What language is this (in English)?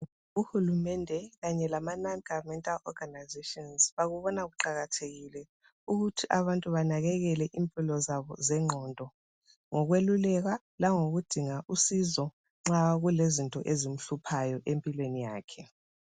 North Ndebele